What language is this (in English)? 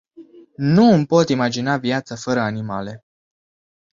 Romanian